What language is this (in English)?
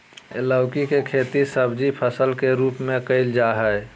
Magahi